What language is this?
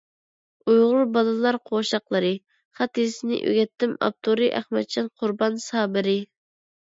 Uyghur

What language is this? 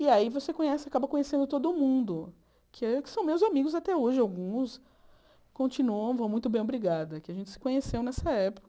Portuguese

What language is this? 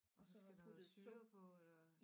Danish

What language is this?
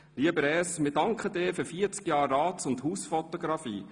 Swiss German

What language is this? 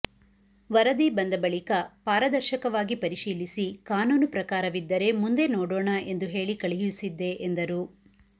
Kannada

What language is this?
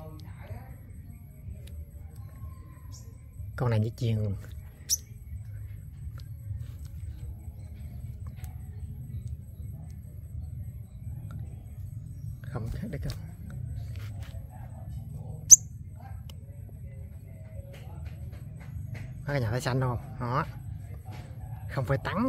Vietnamese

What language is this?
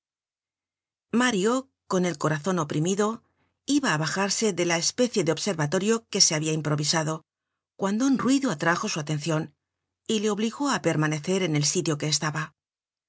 Spanish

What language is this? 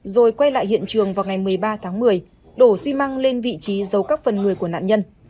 Vietnamese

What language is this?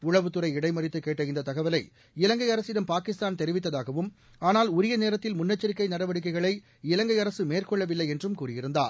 Tamil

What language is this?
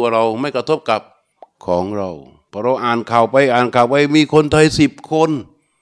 Thai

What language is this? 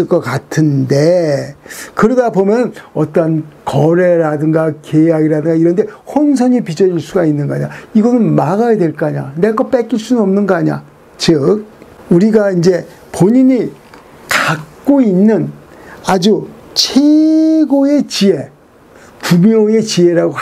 Korean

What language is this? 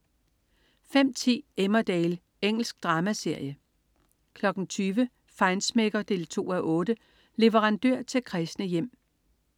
Danish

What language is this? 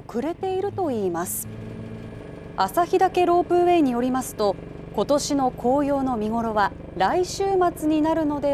Japanese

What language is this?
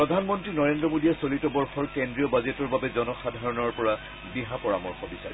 Assamese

